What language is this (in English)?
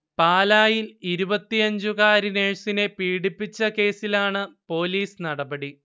Malayalam